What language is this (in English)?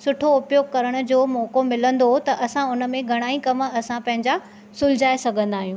Sindhi